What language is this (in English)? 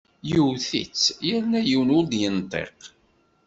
Kabyle